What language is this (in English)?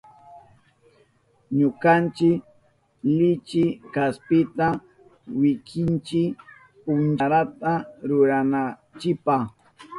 Southern Pastaza Quechua